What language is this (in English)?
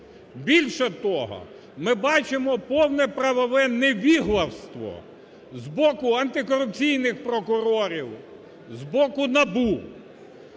Ukrainian